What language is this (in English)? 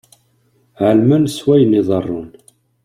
Kabyle